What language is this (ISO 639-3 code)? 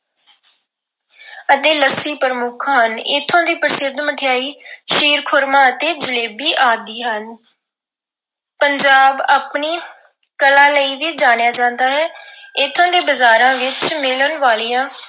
pan